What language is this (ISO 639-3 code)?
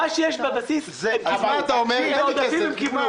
heb